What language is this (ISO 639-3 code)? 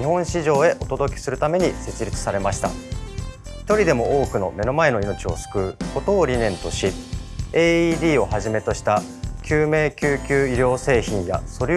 jpn